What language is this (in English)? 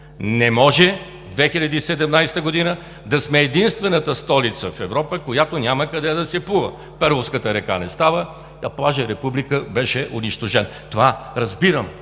Bulgarian